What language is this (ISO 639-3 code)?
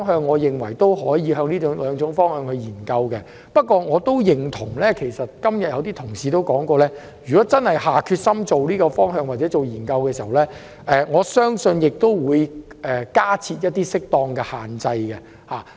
yue